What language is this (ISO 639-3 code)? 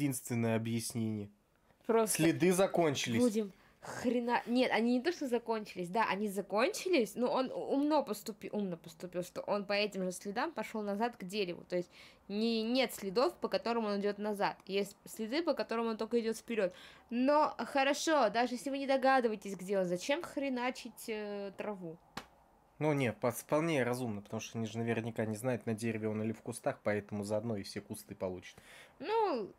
rus